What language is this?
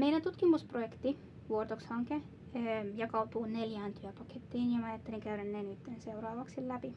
Finnish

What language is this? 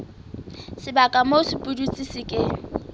Southern Sotho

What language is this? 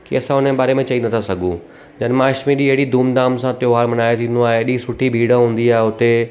Sindhi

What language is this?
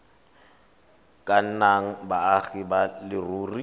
Tswana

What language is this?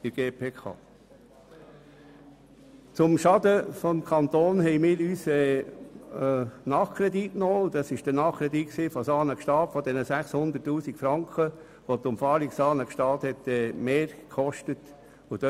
Swiss German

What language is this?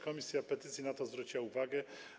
Polish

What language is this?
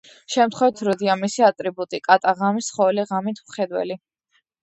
Georgian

